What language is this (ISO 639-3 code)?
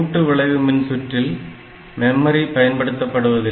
tam